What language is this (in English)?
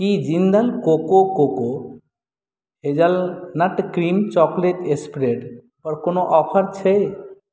Maithili